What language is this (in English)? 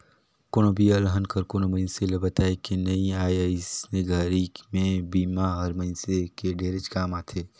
Chhattisgarhi